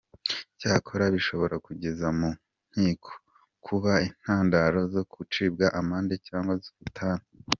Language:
Kinyarwanda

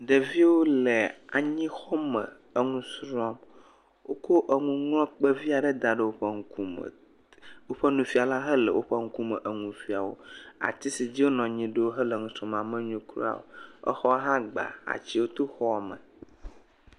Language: Ewe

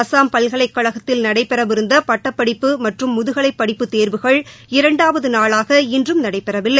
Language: Tamil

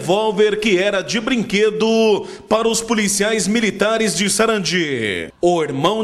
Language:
Portuguese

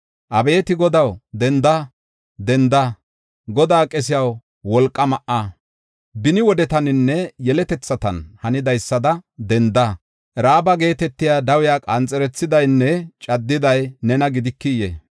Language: Gofa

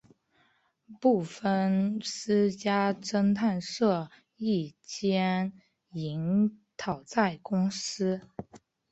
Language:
Chinese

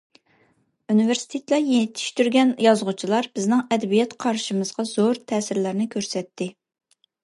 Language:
Uyghur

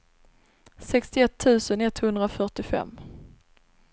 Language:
Swedish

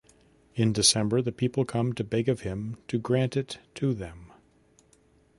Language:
English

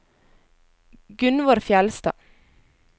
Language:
Norwegian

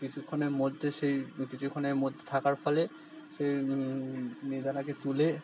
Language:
Bangla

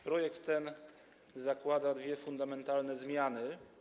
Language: Polish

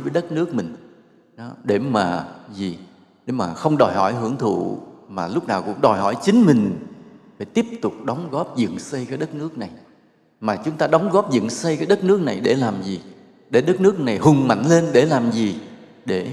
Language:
Vietnamese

